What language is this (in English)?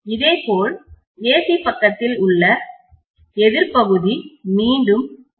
Tamil